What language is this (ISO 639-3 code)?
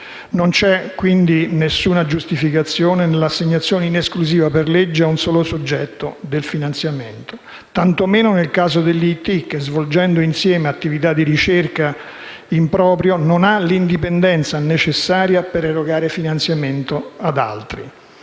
ita